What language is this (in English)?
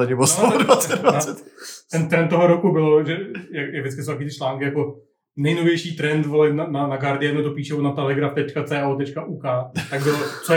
Czech